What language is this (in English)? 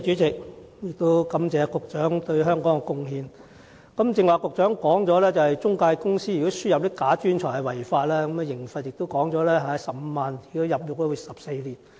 Cantonese